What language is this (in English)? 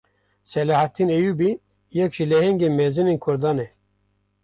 Kurdish